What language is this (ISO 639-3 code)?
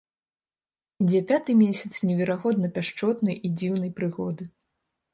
bel